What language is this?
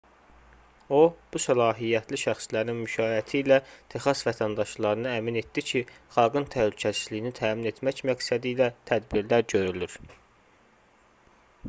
Azerbaijani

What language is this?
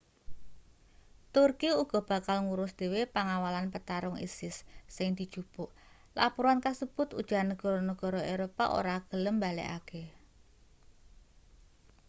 Javanese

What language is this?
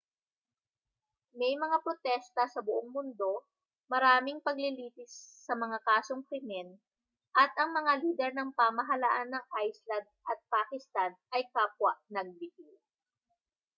Filipino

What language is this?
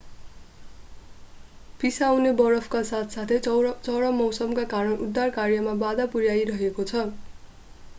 Nepali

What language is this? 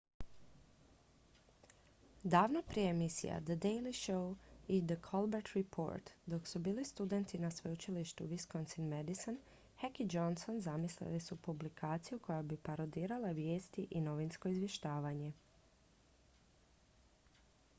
Croatian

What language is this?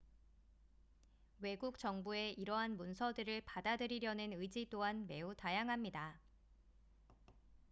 Korean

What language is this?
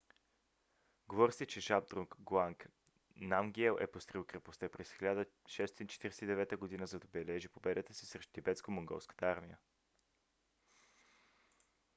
Bulgarian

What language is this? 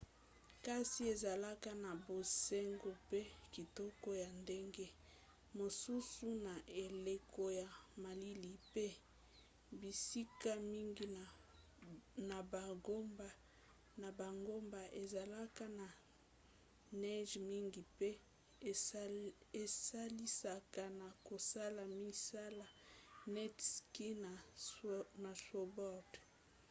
Lingala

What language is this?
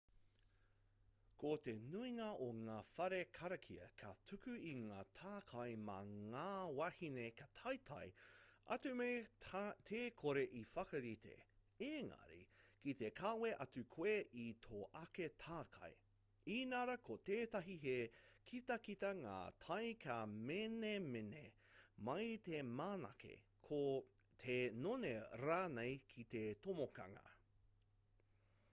Māori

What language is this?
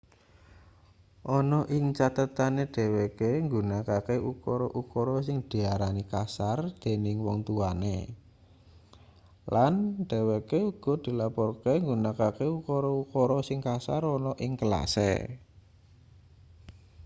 Javanese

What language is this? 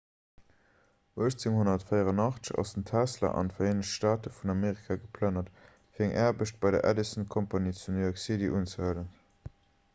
Luxembourgish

